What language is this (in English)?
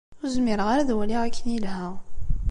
Kabyle